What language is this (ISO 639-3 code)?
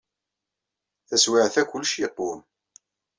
kab